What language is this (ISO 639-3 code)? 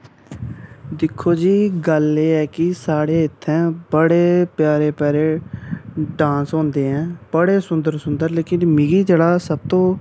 doi